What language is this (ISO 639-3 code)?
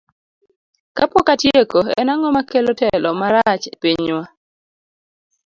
luo